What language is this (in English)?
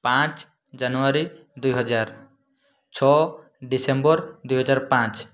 Odia